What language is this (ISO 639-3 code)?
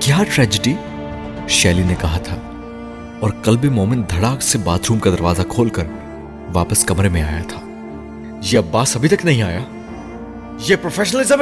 urd